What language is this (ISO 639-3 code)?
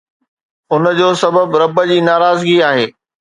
snd